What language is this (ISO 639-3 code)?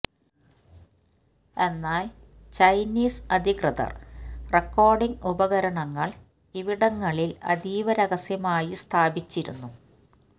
mal